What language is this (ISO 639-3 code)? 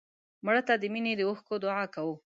pus